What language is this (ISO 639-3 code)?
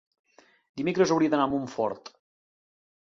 cat